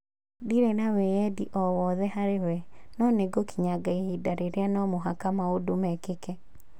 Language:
Kikuyu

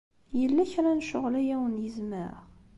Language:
Kabyle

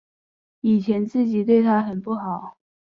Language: Chinese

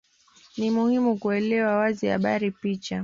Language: Swahili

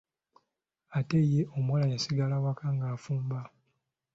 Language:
Ganda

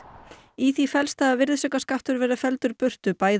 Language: Icelandic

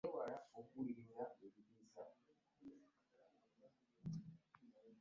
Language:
Ganda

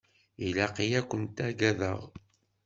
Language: Kabyle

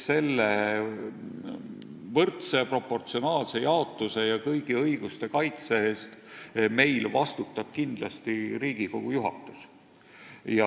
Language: Estonian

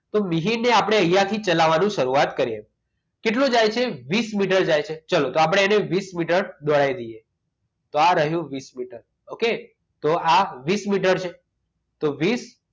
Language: Gujarati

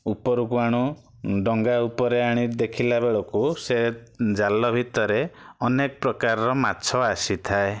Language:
Odia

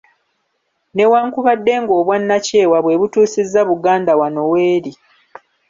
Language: Ganda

